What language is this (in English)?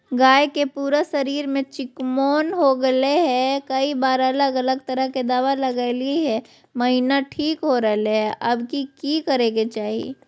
Magahi